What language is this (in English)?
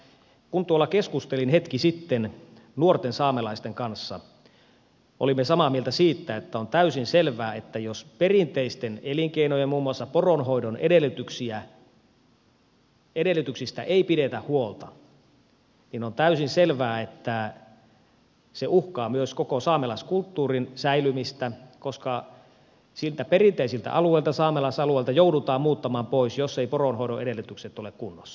Finnish